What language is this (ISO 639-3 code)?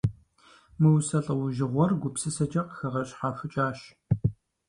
kbd